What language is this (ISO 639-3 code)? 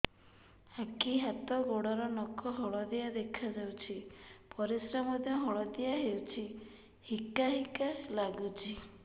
ori